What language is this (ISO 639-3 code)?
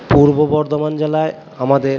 ben